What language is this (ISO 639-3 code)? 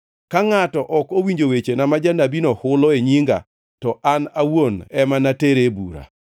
luo